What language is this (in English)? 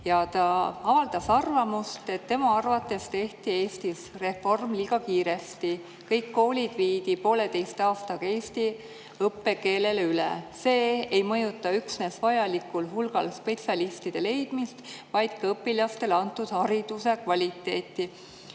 Estonian